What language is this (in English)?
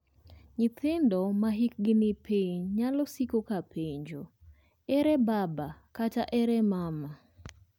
Luo (Kenya and Tanzania)